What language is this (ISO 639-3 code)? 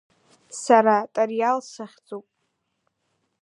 abk